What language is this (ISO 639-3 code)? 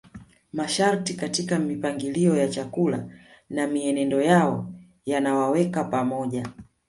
swa